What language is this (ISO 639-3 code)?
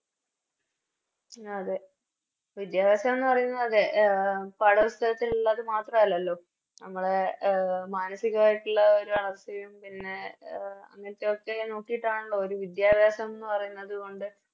mal